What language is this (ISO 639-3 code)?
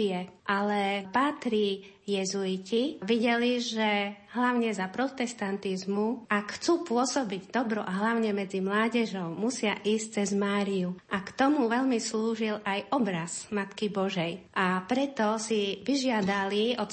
slk